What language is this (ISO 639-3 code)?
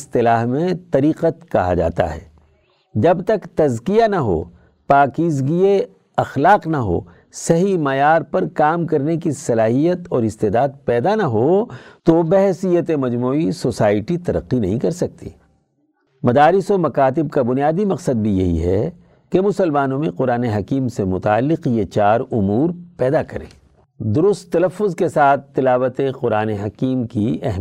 urd